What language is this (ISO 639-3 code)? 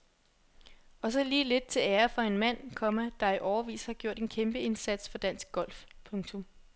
dan